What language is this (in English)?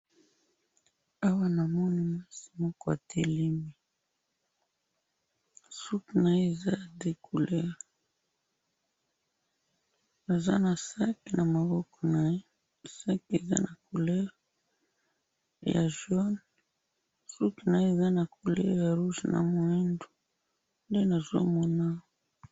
Lingala